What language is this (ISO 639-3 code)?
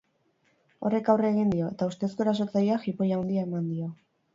eus